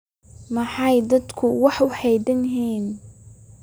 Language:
Somali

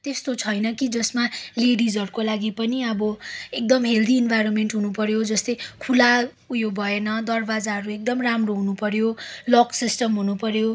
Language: Nepali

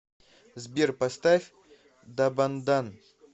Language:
Russian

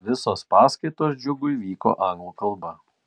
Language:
Lithuanian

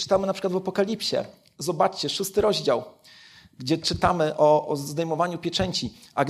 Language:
Polish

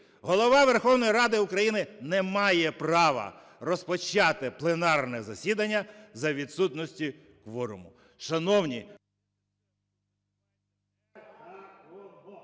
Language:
Ukrainian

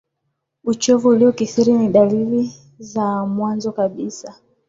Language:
Swahili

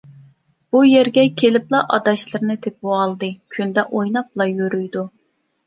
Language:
Uyghur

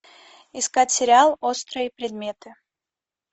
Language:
Russian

